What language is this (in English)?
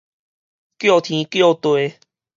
Min Nan Chinese